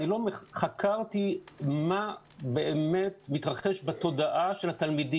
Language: Hebrew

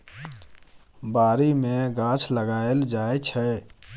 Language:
Maithili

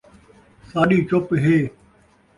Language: Saraiki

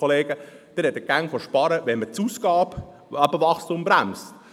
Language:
Swiss German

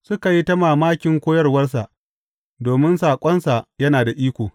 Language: Hausa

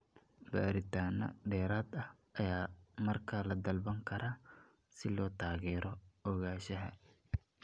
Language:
Somali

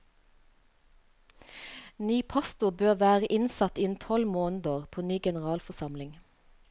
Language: Norwegian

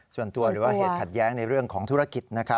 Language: Thai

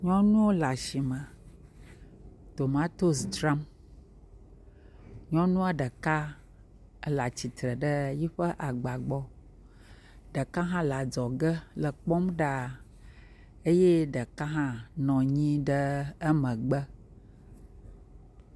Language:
Ewe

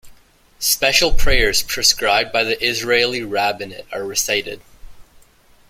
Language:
English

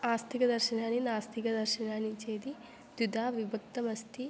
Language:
Sanskrit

